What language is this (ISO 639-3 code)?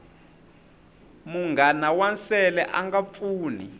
tso